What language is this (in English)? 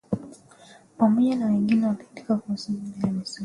Swahili